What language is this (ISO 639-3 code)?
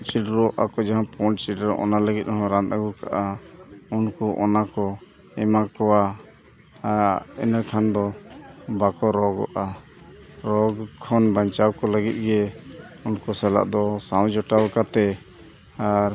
sat